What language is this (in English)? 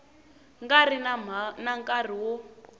Tsonga